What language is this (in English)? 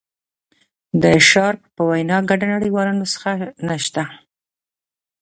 Pashto